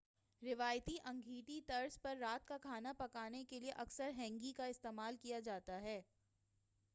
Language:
Urdu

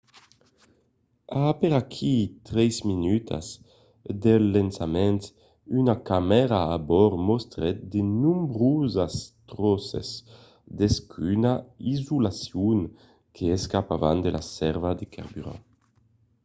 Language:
Occitan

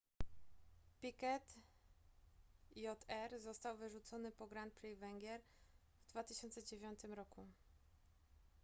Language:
Polish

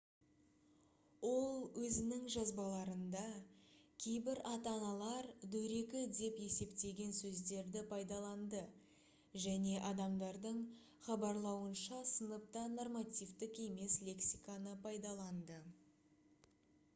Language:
Kazakh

